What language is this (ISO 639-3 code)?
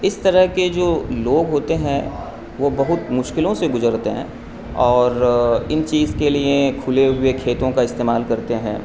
urd